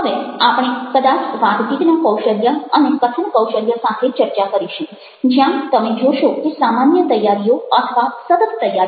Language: Gujarati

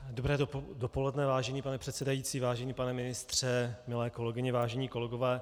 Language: Czech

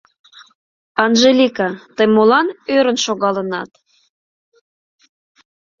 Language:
Mari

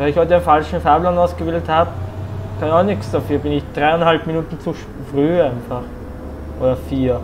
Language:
German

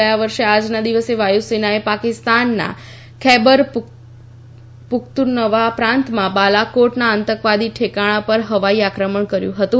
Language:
Gujarati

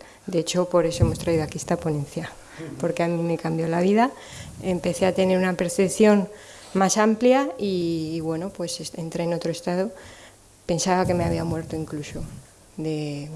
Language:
Spanish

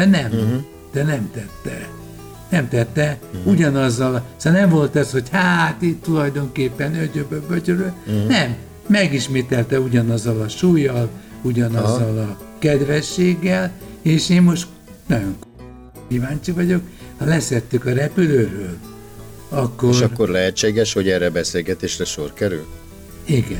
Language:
Hungarian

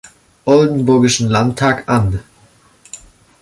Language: German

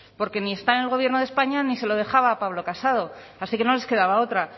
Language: Spanish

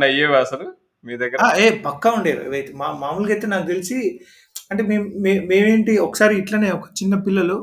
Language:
Telugu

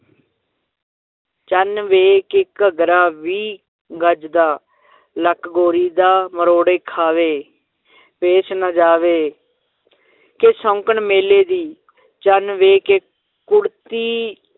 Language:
Punjabi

